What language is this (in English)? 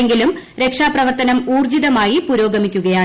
Malayalam